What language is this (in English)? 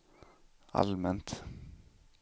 Swedish